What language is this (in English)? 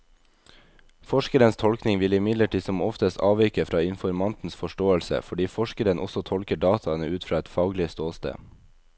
Norwegian